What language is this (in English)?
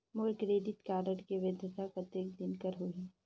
Chhattisgarhi